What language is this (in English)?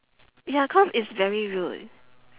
English